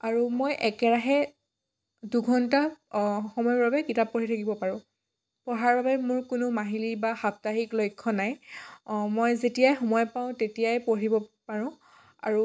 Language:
Assamese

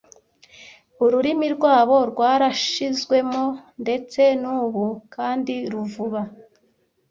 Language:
Kinyarwanda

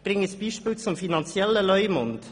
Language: Swiss German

